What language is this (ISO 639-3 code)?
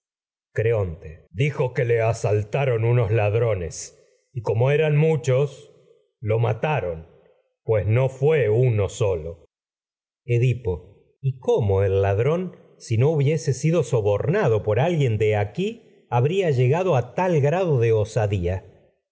spa